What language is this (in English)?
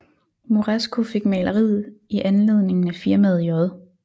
Danish